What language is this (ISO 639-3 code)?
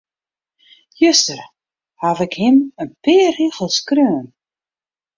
fry